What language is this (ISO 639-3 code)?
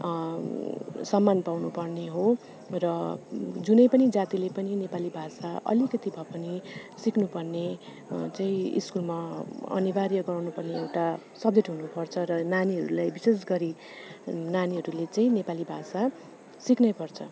nep